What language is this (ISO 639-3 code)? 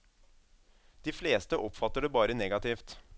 nor